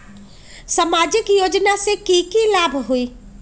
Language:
Magahi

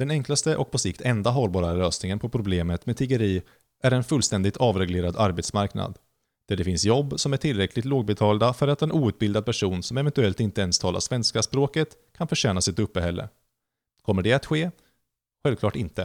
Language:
Swedish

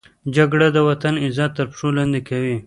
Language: Pashto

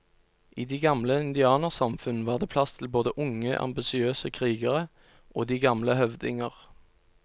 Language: Norwegian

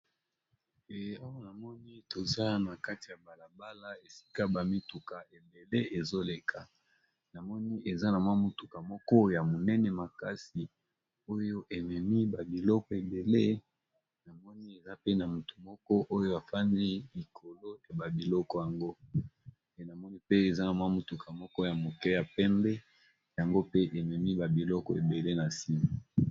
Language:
Lingala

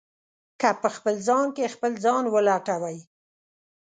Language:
Pashto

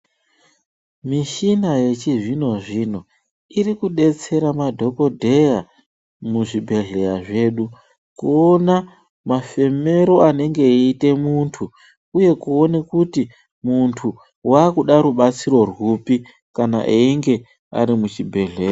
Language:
Ndau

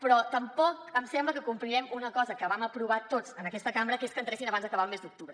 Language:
Catalan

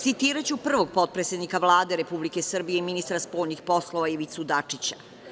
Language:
Serbian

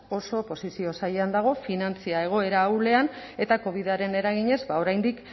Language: Basque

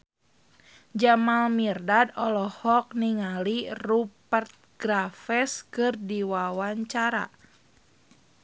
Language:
Sundanese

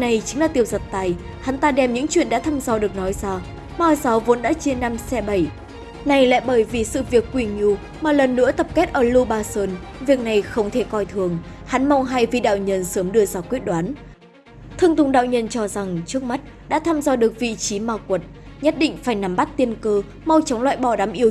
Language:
Vietnamese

